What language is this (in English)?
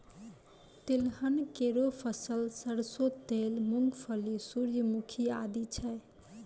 Maithili